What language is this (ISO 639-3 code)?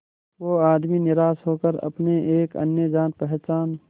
hin